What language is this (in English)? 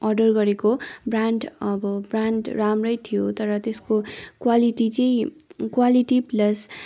Nepali